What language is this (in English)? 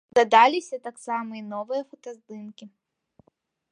Belarusian